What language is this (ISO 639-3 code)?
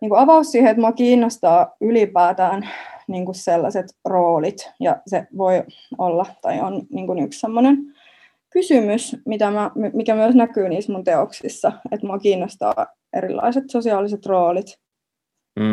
fin